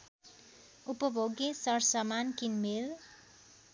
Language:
Nepali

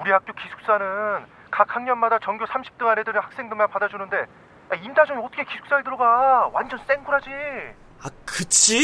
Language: Korean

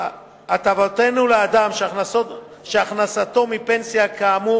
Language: Hebrew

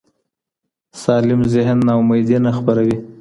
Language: Pashto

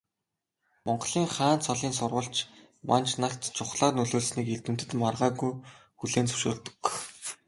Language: Mongolian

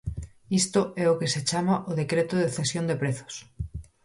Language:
Galician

